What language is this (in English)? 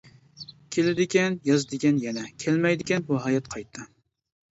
Uyghur